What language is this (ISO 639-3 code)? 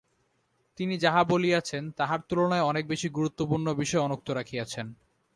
ben